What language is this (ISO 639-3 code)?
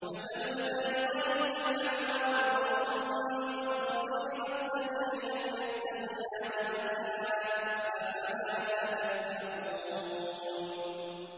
ara